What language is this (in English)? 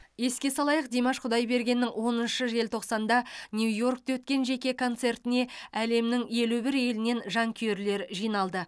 Kazakh